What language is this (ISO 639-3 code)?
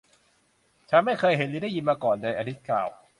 tha